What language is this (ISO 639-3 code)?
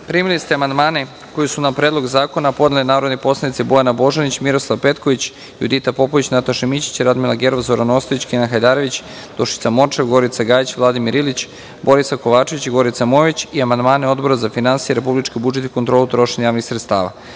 srp